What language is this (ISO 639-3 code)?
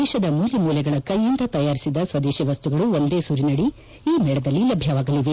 kan